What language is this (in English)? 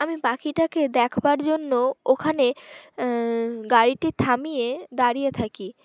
Bangla